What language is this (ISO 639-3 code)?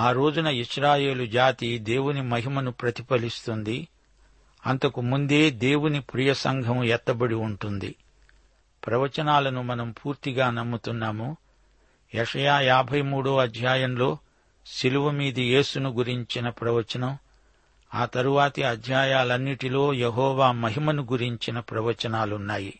tel